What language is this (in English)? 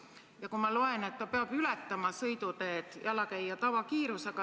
Estonian